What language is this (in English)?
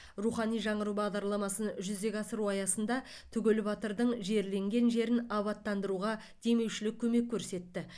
Kazakh